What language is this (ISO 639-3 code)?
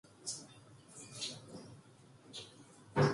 kor